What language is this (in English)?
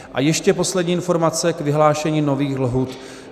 Czech